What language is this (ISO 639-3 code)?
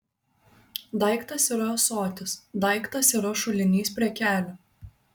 lit